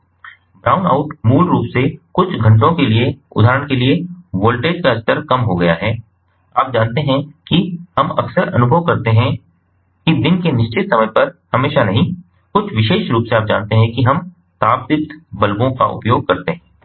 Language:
Hindi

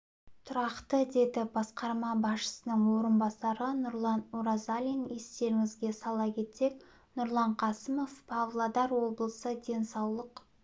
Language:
Kazakh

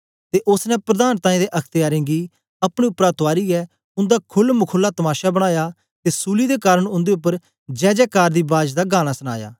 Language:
Dogri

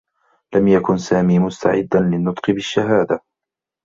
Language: Arabic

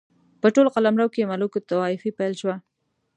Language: Pashto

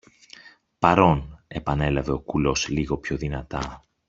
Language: Greek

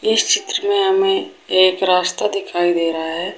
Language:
Hindi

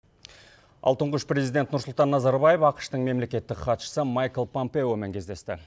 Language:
Kazakh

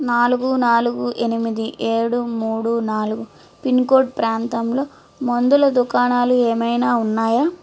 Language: Telugu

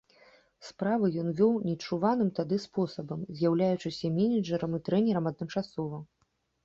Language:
Belarusian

